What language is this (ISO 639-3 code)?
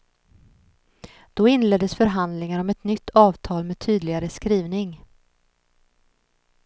swe